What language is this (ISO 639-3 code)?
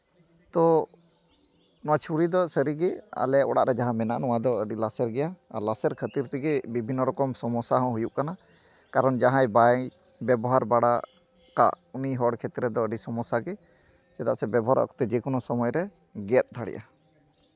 sat